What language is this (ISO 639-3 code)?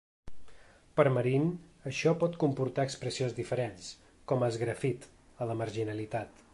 cat